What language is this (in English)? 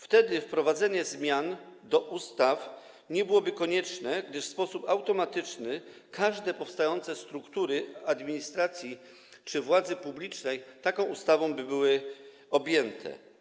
Polish